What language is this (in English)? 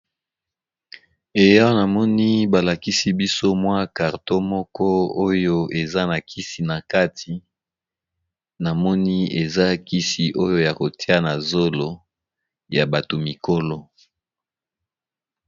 Lingala